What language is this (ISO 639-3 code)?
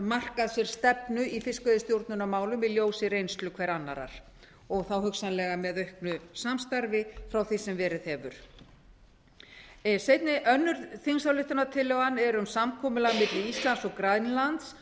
isl